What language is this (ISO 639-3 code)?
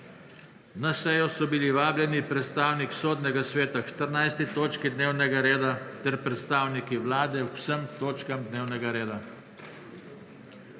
slv